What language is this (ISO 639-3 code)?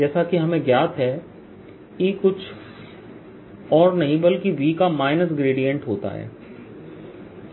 hin